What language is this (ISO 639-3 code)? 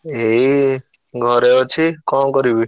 ori